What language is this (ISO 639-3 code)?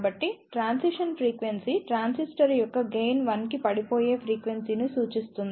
tel